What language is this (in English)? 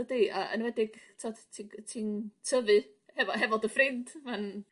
Welsh